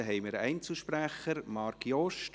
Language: Swiss German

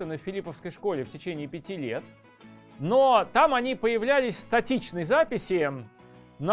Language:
Russian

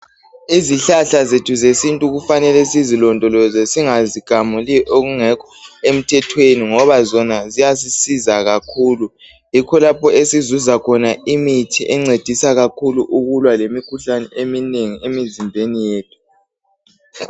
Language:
North Ndebele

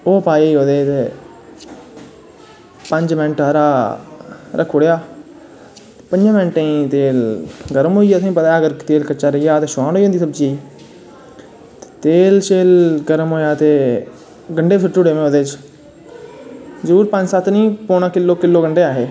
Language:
Dogri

